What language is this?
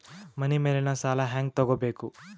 Kannada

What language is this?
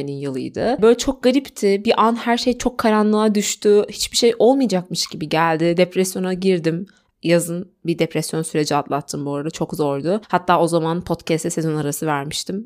Turkish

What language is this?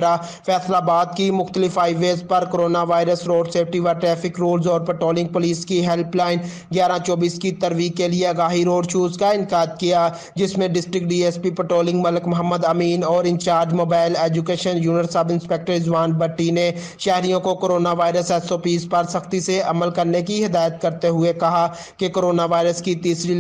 Hindi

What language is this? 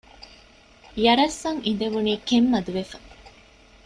Divehi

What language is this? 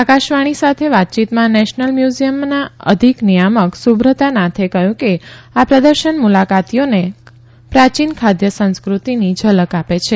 Gujarati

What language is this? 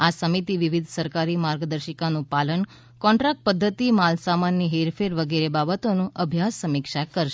Gujarati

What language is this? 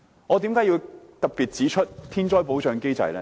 Cantonese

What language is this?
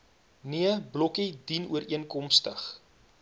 Afrikaans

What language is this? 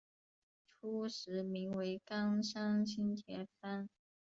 Chinese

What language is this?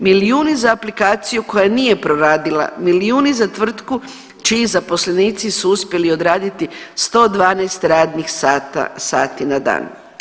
Croatian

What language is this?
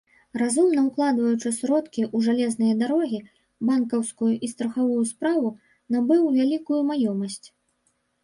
Belarusian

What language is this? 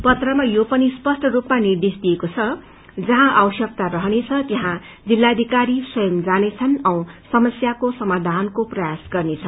Nepali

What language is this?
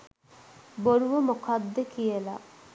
Sinhala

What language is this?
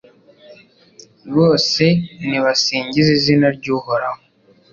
Kinyarwanda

